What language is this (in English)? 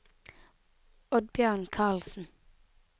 Norwegian